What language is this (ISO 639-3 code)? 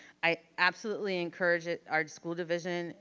eng